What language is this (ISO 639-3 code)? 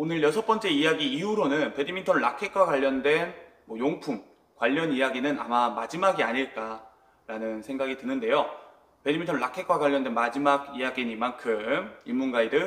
kor